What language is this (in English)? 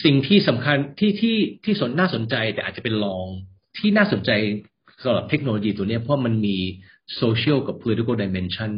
Thai